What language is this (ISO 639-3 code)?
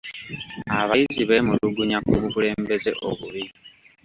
lug